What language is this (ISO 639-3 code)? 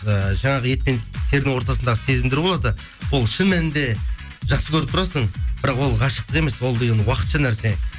kaz